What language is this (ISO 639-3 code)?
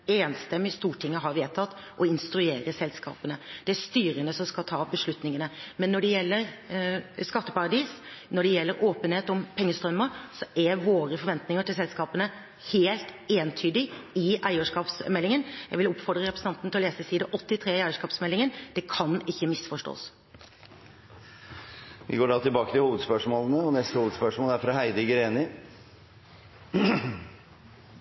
nor